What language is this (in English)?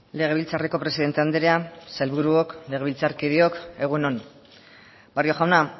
Basque